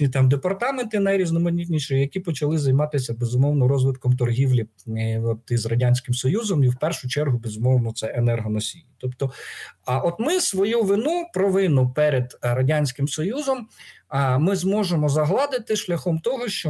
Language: Ukrainian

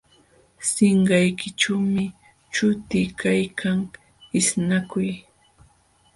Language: Jauja Wanca Quechua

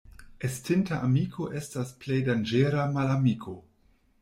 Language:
Esperanto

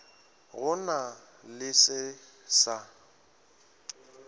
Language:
Northern Sotho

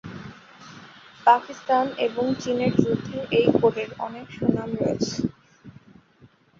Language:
Bangla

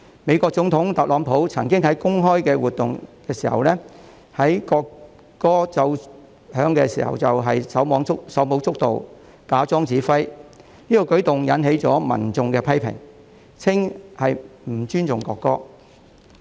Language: Cantonese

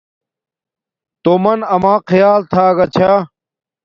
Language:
Domaaki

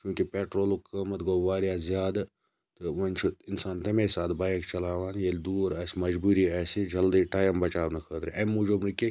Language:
Kashmiri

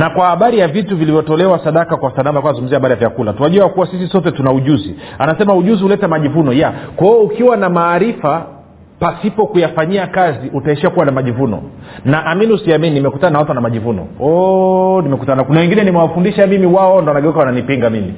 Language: Swahili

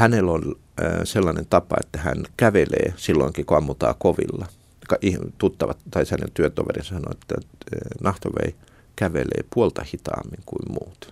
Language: Finnish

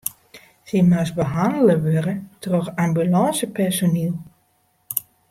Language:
Western Frisian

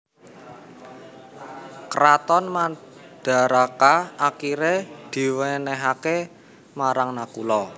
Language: Javanese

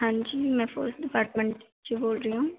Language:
Punjabi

